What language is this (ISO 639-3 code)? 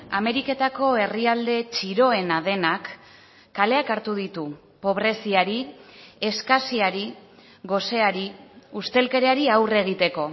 eus